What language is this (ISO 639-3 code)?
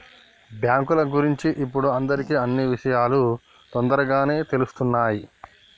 tel